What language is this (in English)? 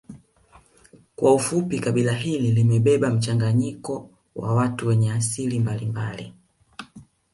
Swahili